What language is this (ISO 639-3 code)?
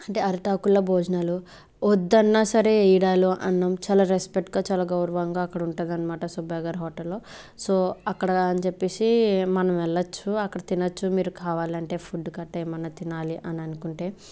tel